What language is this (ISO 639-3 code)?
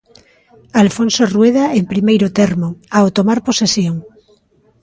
glg